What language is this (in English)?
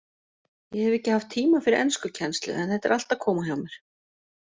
Icelandic